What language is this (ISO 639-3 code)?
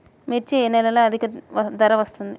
tel